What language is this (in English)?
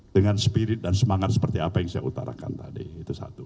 Indonesian